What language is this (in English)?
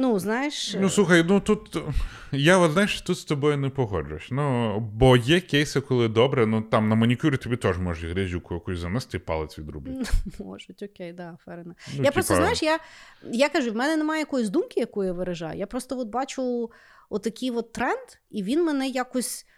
Ukrainian